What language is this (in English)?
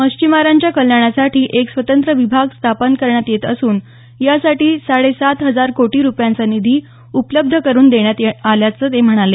Marathi